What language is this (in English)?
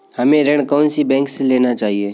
Hindi